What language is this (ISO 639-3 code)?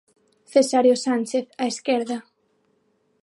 glg